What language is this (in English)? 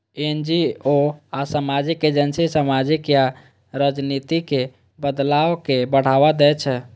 Maithili